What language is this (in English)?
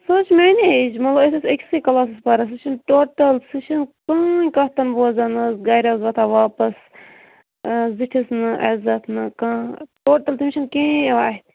Kashmiri